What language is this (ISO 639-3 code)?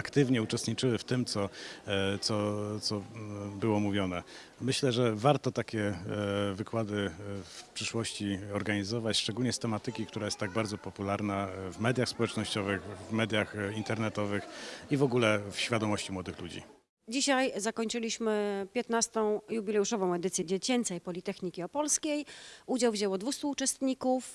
pol